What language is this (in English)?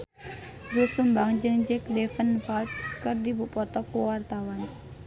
Sundanese